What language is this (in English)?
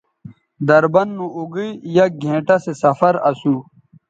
Bateri